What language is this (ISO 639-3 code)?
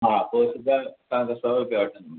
snd